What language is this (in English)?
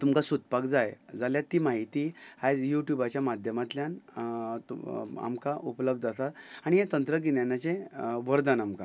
Konkani